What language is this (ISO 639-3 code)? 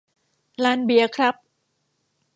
tha